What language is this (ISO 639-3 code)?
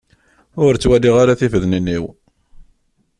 kab